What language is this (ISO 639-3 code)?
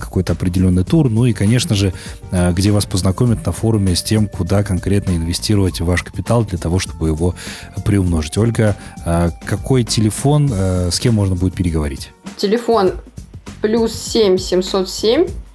rus